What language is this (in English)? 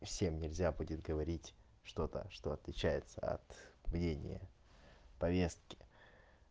Russian